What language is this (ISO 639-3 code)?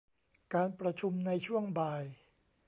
tha